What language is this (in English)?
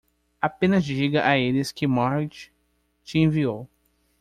Portuguese